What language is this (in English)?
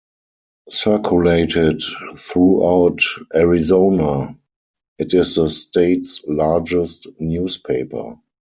English